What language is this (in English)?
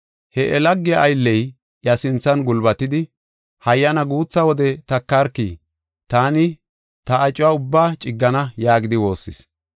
Gofa